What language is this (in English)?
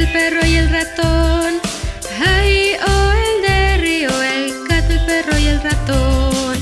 Spanish